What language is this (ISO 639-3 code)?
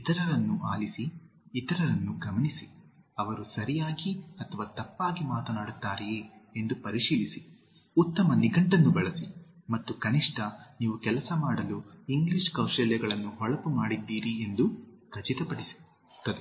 kan